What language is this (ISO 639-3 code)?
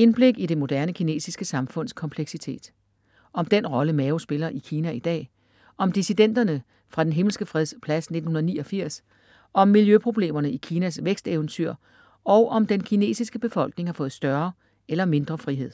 dan